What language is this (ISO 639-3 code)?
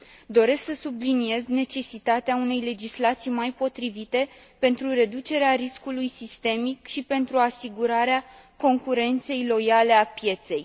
ron